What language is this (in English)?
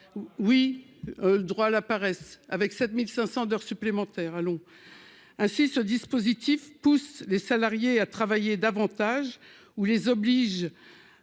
French